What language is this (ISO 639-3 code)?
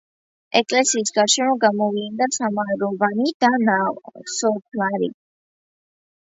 kat